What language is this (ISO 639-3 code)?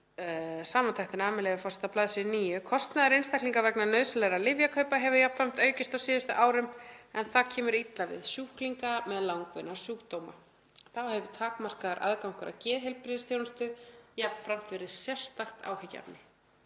isl